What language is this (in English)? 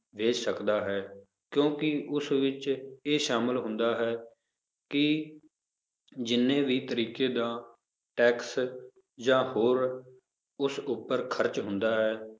Punjabi